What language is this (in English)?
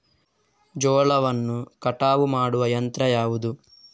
Kannada